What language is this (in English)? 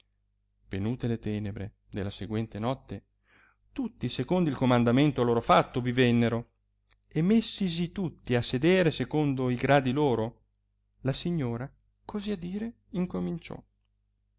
Italian